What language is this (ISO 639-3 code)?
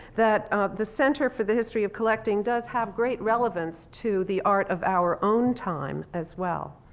eng